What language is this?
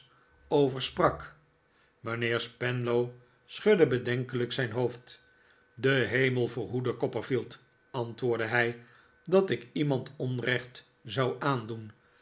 Dutch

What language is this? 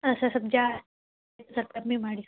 Kannada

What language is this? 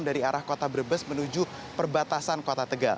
Indonesian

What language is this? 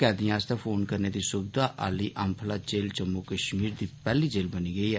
Dogri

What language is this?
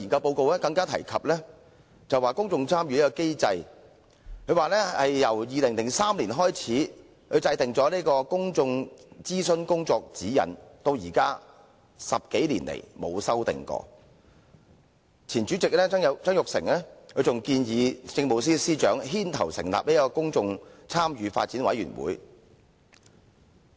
Cantonese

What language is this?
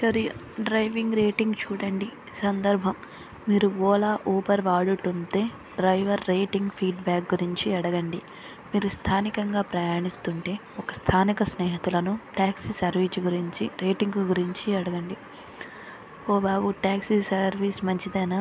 Telugu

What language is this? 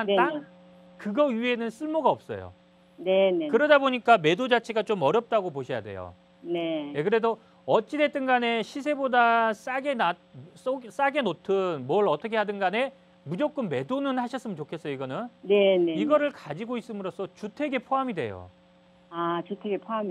Korean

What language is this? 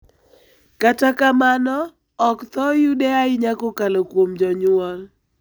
Luo (Kenya and Tanzania)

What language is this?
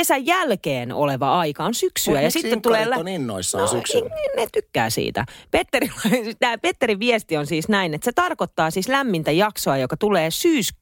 Finnish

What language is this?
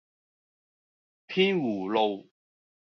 Cantonese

